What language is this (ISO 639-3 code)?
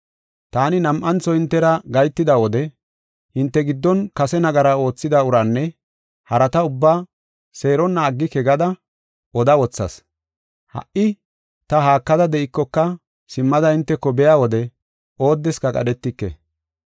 gof